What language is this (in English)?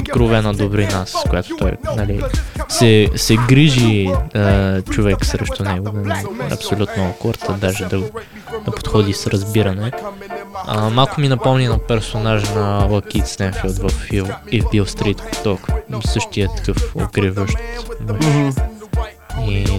Bulgarian